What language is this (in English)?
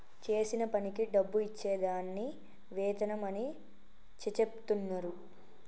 Telugu